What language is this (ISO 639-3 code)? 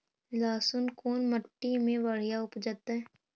mag